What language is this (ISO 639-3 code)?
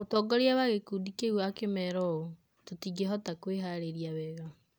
kik